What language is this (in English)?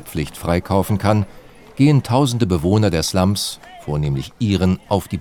German